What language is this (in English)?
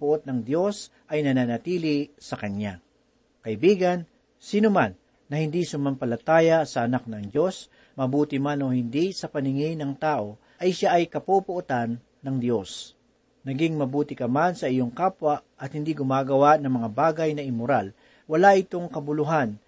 Filipino